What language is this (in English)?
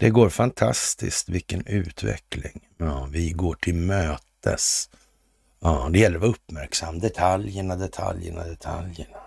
Swedish